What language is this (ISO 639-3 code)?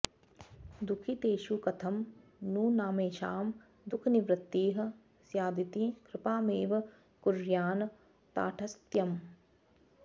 san